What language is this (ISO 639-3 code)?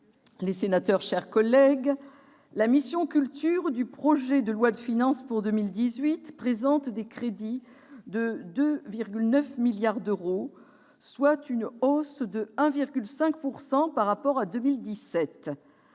fra